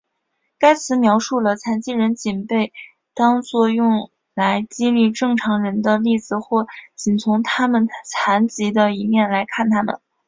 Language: Chinese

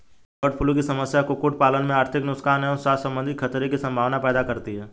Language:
Hindi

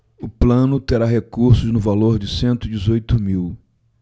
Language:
Portuguese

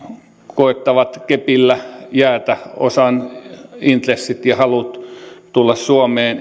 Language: Finnish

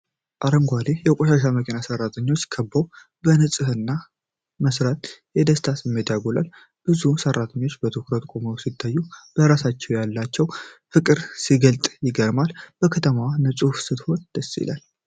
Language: Amharic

